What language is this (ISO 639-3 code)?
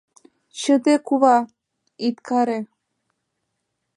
chm